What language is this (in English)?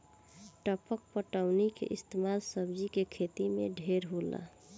Bhojpuri